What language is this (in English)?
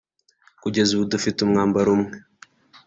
Kinyarwanda